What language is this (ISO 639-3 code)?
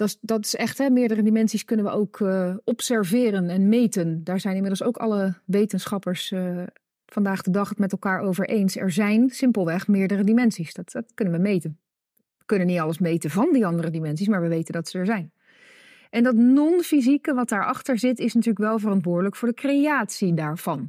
nld